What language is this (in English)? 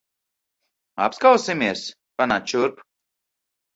Latvian